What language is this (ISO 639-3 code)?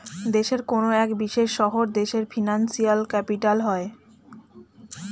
ben